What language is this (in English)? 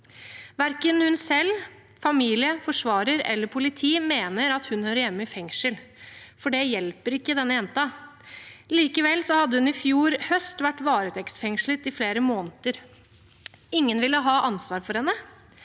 Norwegian